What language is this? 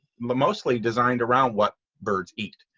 English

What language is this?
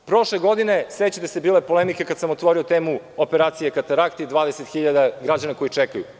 Serbian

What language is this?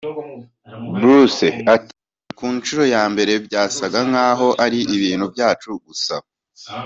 Kinyarwanda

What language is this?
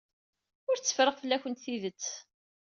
Kabyle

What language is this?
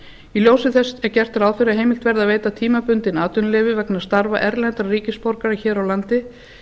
Icelandic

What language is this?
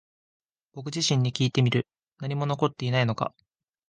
Japanese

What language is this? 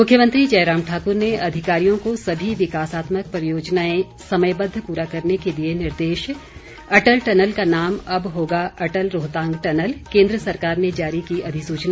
Hindi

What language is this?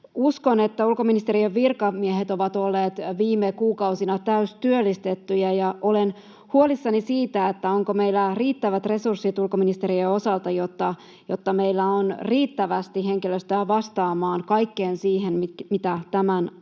Finnish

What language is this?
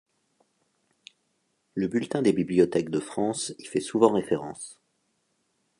French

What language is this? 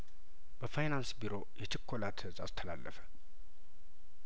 Amharic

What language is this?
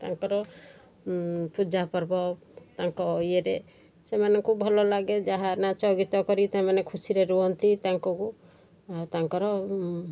Odia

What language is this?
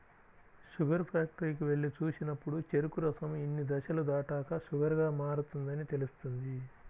Telugu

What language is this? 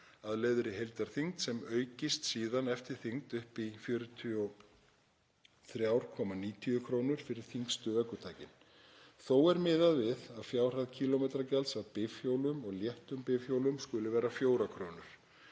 Icelandic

